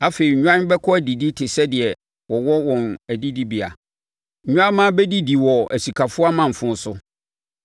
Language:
Akan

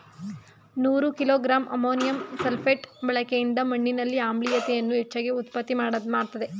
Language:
Kannada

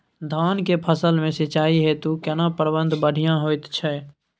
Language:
Maithili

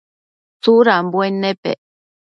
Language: Matsés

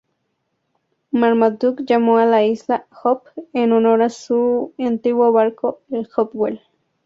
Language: Spanish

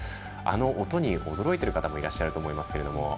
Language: Japanese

